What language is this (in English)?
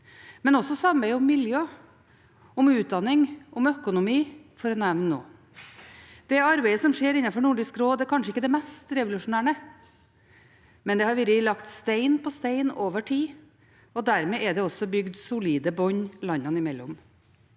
Norwegian